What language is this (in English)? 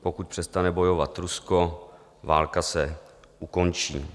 Czech